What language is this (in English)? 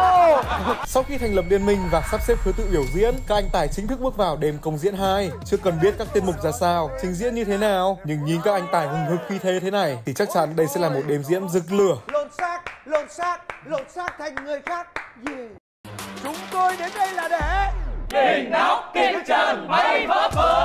Vietnamese